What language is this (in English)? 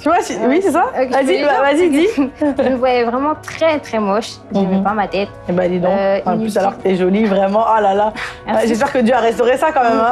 French